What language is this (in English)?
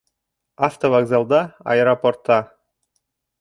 Bashkir